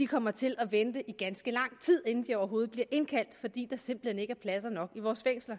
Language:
Danish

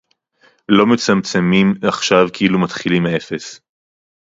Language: Hebrew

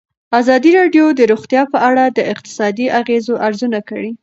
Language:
Pashto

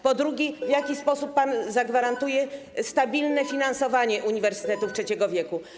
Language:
Polish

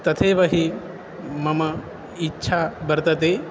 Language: Sanskrit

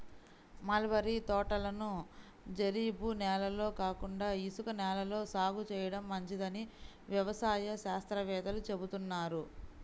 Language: Telugu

